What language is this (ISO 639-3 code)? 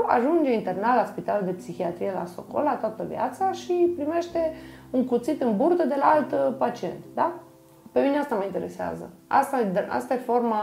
ron